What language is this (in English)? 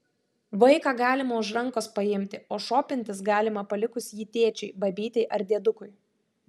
Lithuanian